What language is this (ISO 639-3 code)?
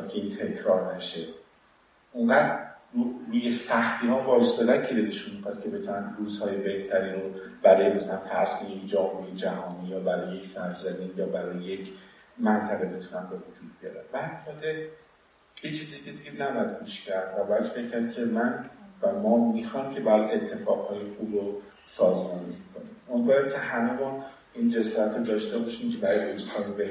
fas